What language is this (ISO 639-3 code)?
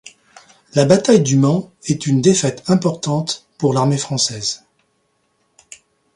fra